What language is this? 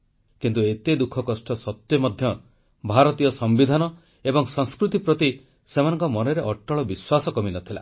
Odia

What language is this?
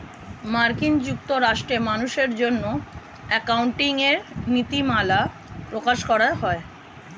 Bangla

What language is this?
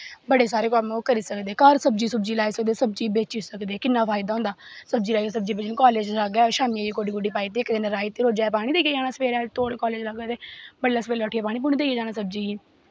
Dogri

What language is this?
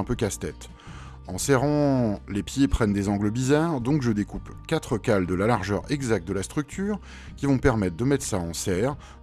French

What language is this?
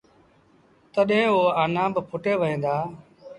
Sindhi Bhil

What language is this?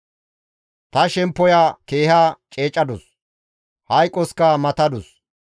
Gamo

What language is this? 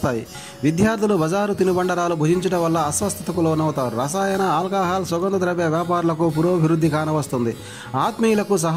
Romanian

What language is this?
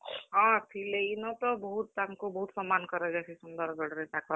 Odia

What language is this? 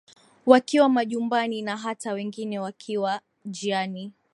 Swahili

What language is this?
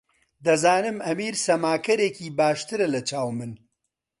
Central Kurdish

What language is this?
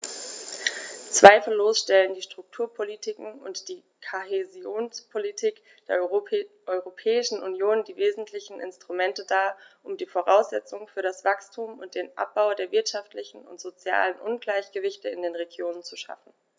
German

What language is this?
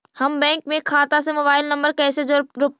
Magahi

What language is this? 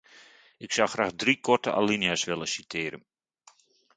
Dutch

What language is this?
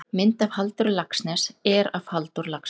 Icelandic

